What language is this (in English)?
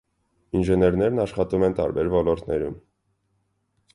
Armenian